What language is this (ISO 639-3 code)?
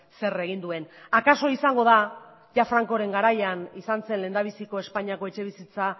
eus